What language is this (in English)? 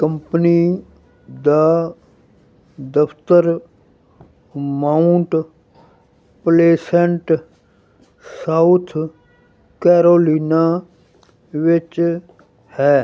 Punjabi